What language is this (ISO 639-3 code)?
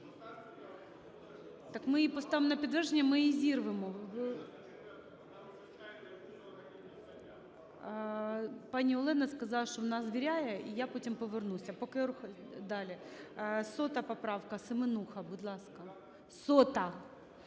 ukr